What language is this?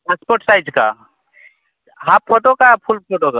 Hindi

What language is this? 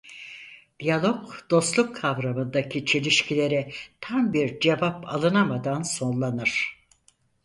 Turkish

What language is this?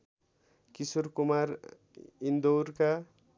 Nepali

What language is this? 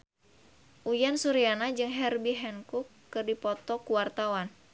Sundanese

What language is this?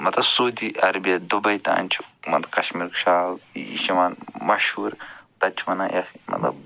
Kashmiri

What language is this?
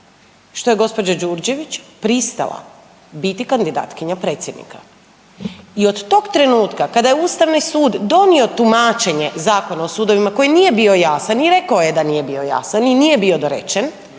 Croatian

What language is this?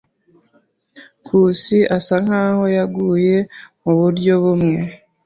Kinyarwanda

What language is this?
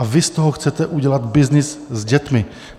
Czech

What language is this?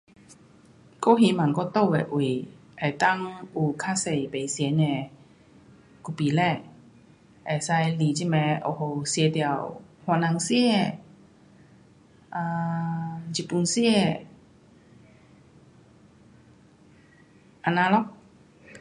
Pu-Xian Chinese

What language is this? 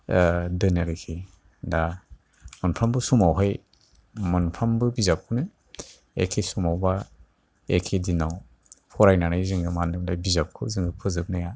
Bodo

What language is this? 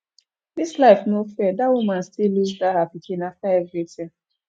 Nigerian Pidgin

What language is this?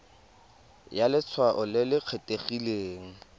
Tswana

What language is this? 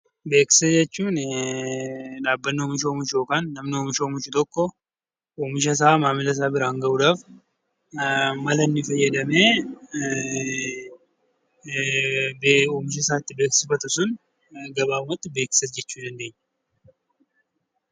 Oromo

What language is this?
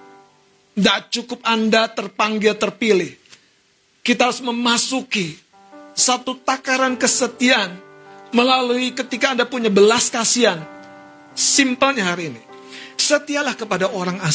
Indonesian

